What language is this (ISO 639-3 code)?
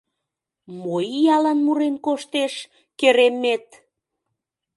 chm